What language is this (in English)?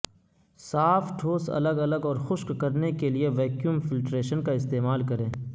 Urdu